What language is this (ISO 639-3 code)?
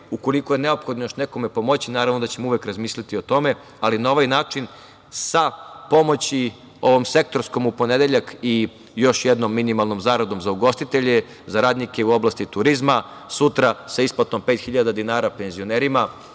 srp